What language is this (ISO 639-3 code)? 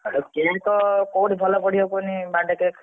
ori